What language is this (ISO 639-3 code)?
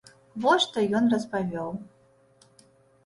bel